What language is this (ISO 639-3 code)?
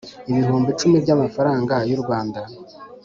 kin